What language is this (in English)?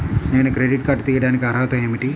Telugu